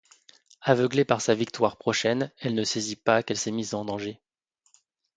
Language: French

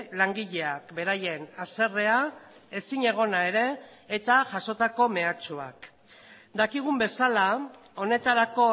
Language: Basque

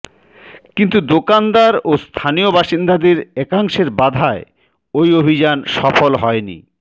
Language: Bangla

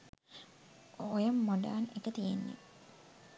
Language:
Sinhala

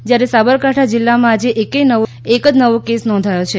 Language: Gujarati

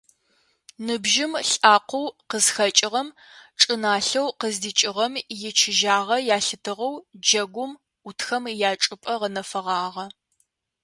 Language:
Adyghe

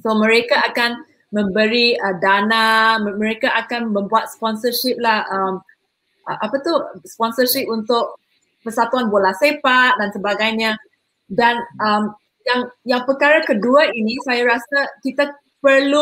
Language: Malay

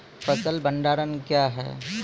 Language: Maithili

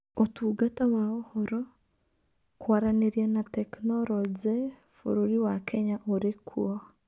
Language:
Kikuyu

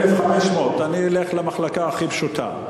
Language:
Hebrew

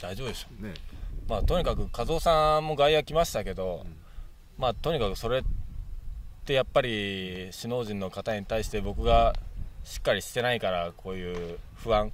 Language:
Japanese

